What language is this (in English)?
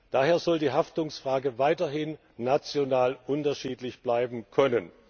German